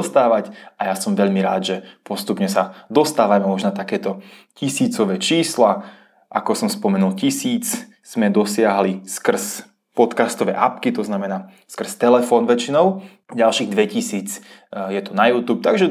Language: Czech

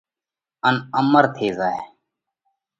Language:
Parkari Koli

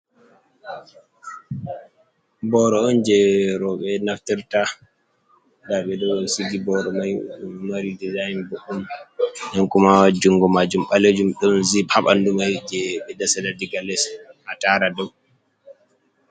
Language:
Fula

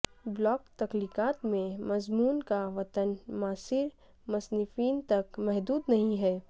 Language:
Urdu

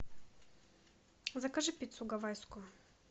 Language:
Russian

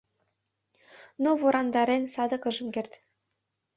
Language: Mari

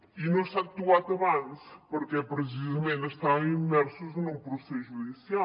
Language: Catalan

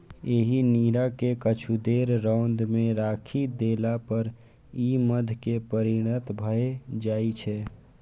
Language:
Maithili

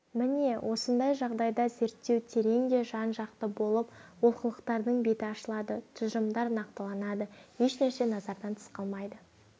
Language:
Kazakh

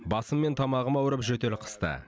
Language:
Kazakh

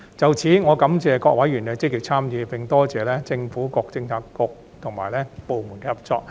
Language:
Cantonese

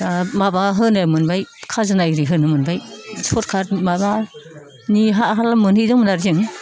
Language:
Bodo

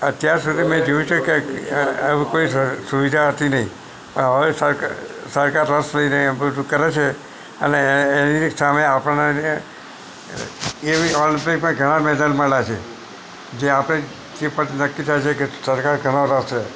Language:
Gujarati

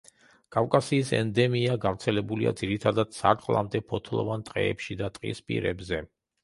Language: Georgian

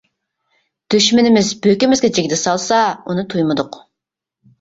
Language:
Uyghur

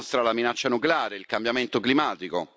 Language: Italian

